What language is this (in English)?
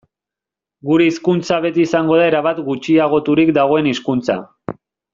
Basque